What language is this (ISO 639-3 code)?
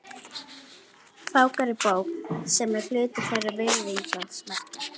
isl